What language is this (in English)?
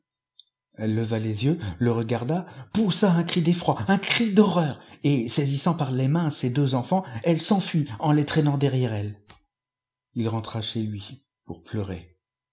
French